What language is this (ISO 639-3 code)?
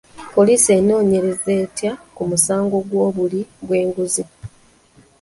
lug